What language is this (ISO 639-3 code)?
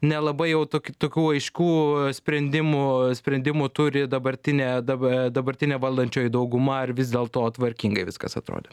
lit